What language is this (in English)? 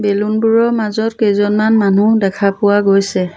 Assamese